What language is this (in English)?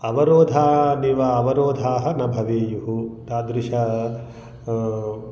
Sanskrit